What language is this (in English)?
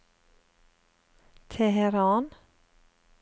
Norwegian